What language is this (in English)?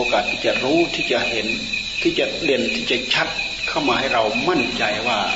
Thai